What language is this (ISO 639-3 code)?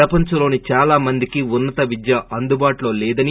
tel